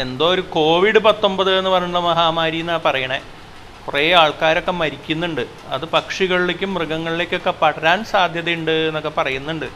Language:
Malayalam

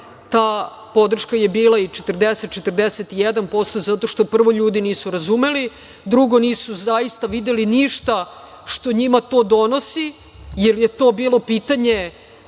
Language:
Serbian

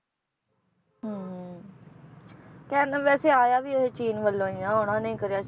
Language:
Punjabi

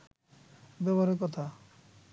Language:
Bangla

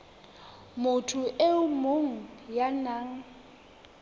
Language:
Southern Sotho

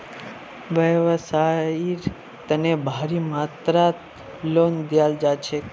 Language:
Magahi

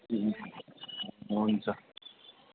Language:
Nepali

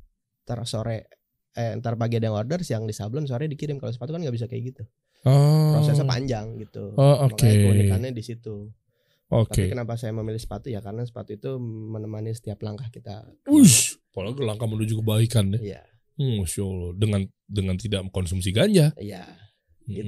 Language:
Indonesian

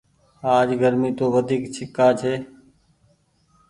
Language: Goaria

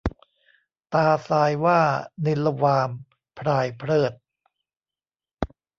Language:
Thai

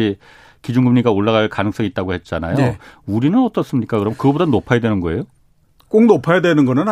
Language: Korean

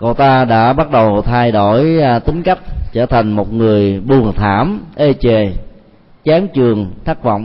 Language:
Vietnamese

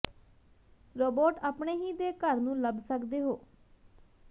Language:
Punjabi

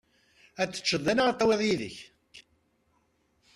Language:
Kabyle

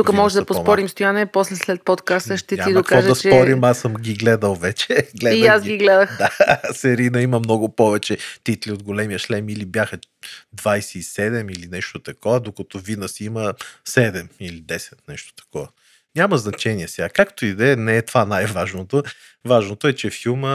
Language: Bulgarian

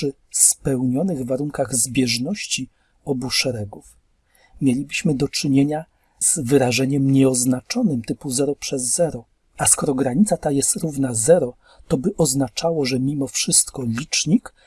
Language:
Polish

